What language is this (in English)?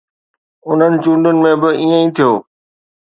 Sindhi